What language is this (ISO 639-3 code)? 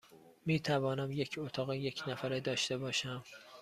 fas